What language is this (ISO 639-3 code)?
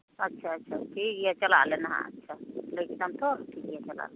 sat